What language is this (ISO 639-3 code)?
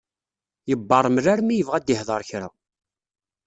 kab